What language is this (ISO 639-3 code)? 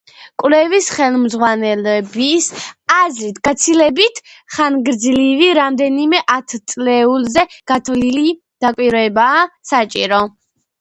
kat